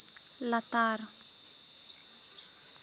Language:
Santali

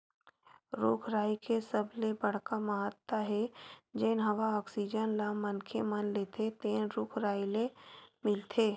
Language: Chhattisgarhi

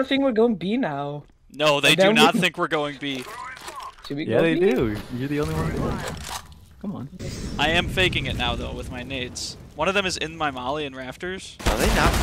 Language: English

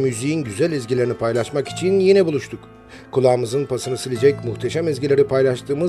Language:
Turkish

